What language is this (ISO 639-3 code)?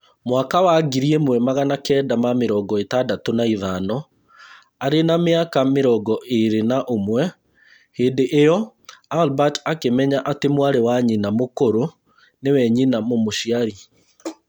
kik